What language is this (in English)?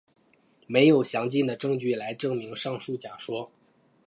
Chinese